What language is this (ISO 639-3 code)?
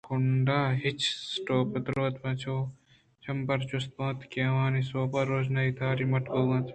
bgp